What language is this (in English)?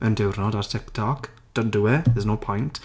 Welsh